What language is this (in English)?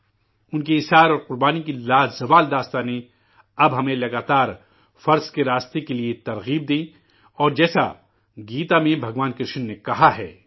Urdu